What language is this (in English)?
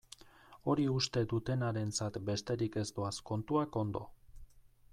Basque